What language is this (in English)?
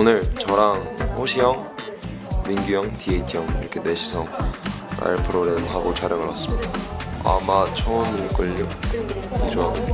Korean